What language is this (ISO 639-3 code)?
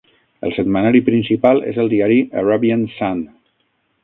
cat